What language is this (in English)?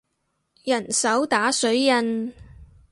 Cantonese